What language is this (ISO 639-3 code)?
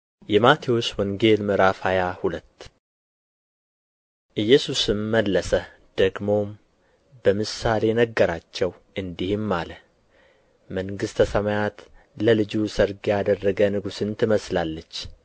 amh